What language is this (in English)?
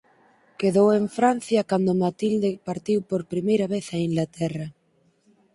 Galician